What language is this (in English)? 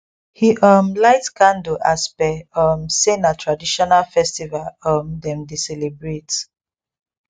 Nigerian Pidgin